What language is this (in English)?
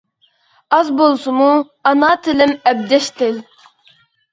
Uyghur